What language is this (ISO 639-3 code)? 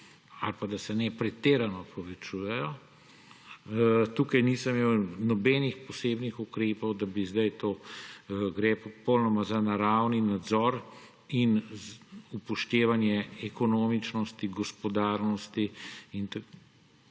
slv